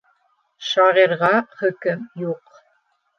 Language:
Bashkir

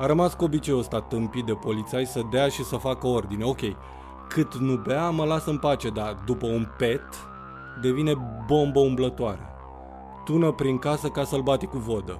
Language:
Romanian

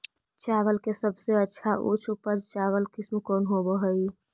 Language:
Magahi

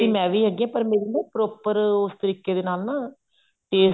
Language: Punjabi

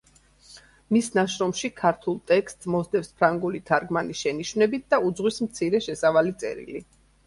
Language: Georgian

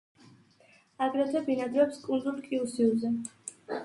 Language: Georgian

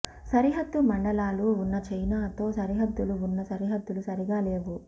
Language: Telugu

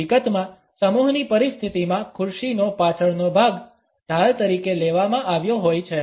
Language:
Gujarati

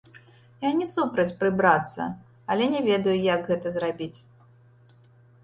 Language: Belarusian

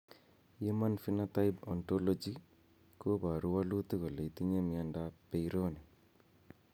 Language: Kalenjin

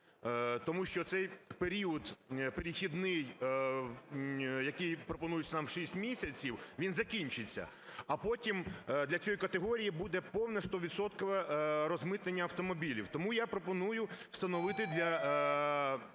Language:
Ukrainian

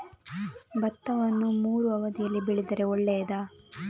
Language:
Kannada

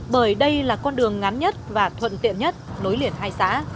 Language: Vietnamese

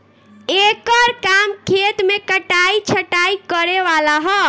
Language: Bhojpuri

